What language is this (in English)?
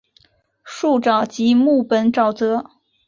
Chinese